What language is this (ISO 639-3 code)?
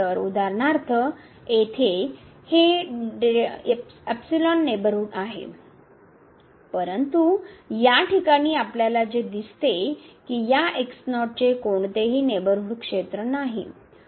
mar